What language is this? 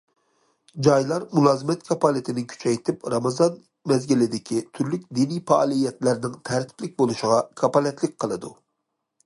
Uyghur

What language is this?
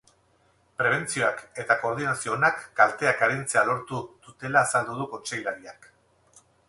Basque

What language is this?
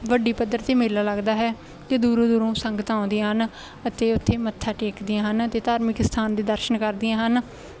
Punjabi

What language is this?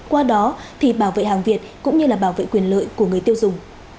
Vietnamese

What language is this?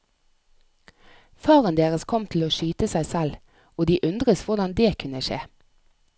Norwegian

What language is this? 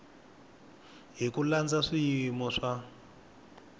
Tsonga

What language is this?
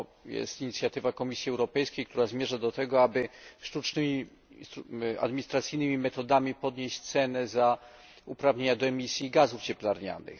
Polish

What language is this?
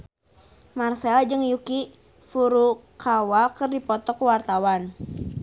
Sundanese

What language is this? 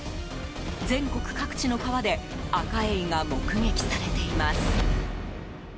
Japanese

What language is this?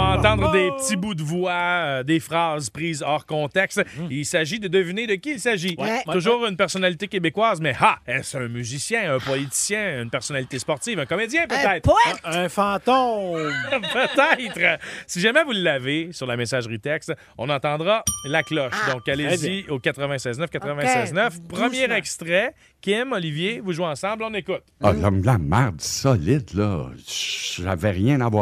French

